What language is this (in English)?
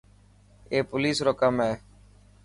Dhatki